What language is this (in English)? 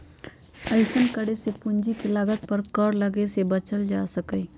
Magahi